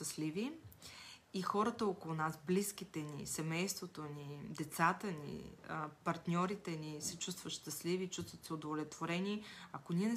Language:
Bulgarian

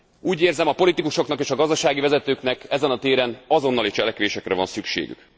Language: Hungarian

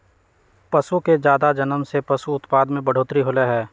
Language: Magahi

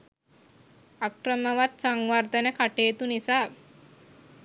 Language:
Sinhala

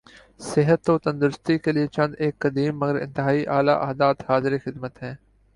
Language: Urdu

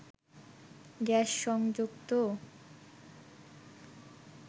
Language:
Bangla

